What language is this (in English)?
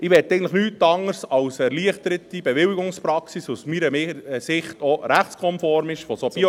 Swiss German